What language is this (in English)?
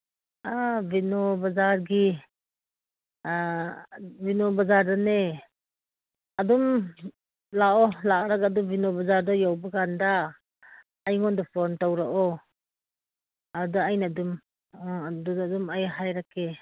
Manipuri